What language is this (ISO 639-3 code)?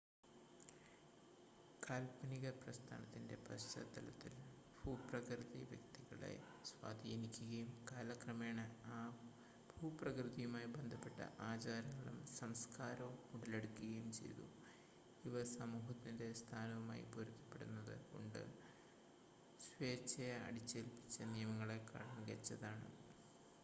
mal